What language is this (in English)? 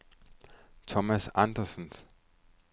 Danish